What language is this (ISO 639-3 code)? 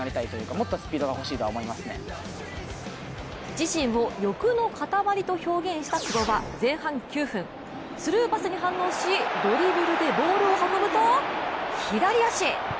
jpn